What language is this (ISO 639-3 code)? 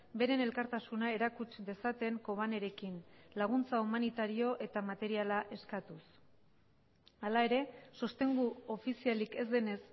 eus